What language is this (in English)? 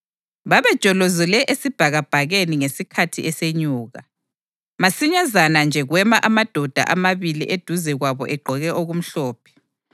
North Ndebele